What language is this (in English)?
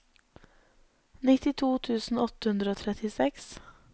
Norwegian